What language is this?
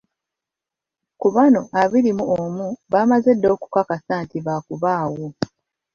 Ganda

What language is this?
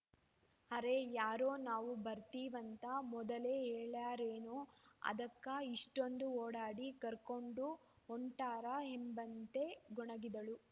Kannada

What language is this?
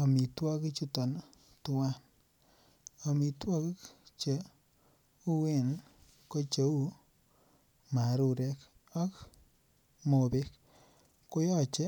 Kalenjin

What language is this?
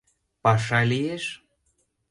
Mari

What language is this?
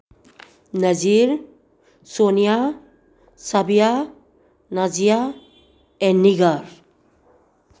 Manipuri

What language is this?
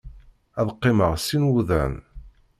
Kabyle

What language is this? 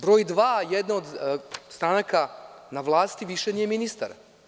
Serbian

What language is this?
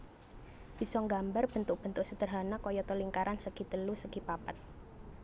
Javanese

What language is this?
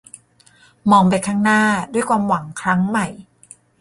Thai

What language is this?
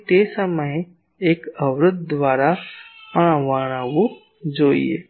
Gujarati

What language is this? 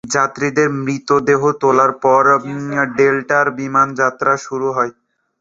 Bangla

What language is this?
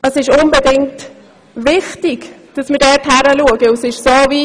Swiss German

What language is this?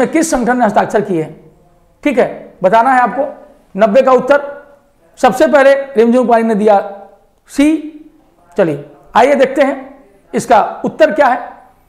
Hindi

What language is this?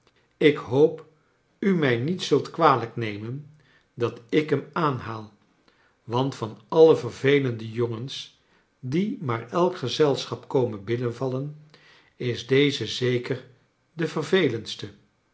Dutch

